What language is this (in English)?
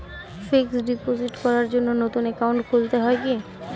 Bangla